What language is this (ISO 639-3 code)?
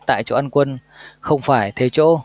vie